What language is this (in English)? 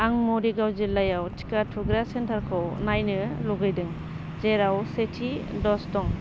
Bodo